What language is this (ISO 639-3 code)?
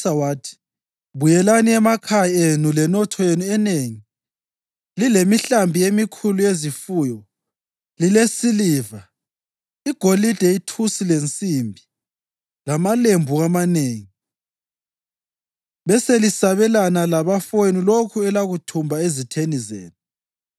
nde